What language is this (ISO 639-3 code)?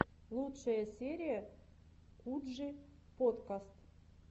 rus